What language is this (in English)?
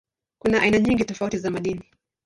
Swahili